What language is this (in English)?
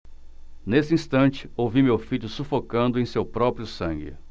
Portuguese